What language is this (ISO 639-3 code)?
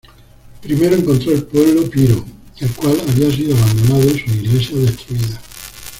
spa